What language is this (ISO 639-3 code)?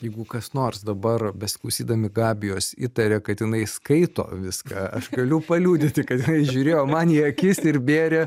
lit